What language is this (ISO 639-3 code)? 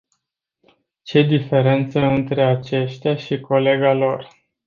ron